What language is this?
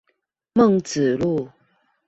Chinese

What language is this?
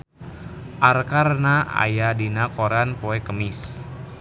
Sundanese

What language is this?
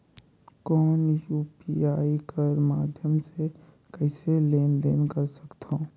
Chhattisgarhi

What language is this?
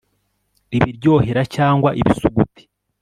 Kinyarwanda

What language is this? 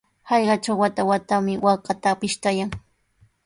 Sihuas Ancash Quechua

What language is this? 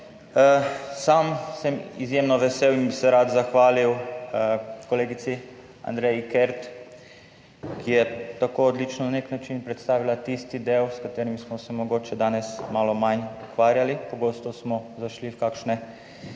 Slovenian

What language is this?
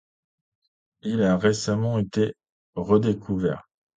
French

